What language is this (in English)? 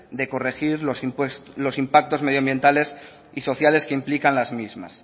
Spanish